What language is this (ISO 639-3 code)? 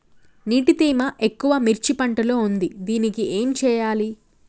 tel